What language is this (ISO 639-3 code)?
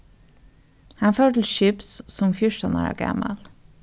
fao